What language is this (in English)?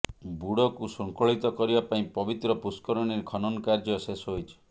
Odia